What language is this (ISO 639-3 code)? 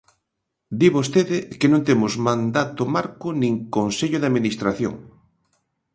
glg